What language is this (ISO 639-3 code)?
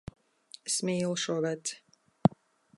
lav